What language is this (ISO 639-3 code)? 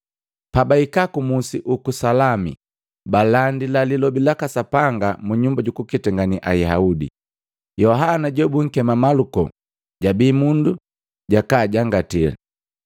mgv